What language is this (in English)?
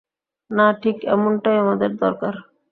Bangla